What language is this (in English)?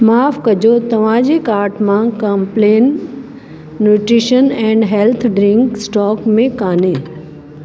Sindhi